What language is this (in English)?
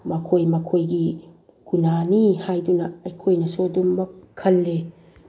Manipuri